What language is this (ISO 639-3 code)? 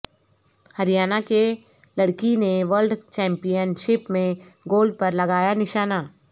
urd